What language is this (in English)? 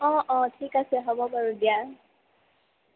Assamese